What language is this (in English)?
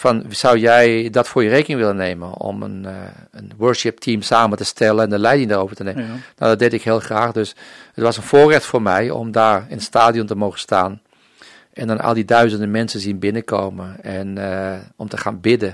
Dutch